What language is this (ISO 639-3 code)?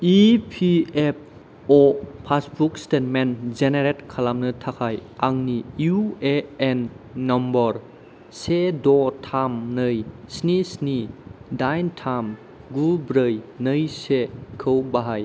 brx